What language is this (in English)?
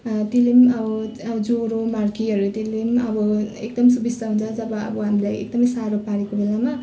Nepali